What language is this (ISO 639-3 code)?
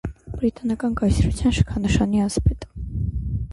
hye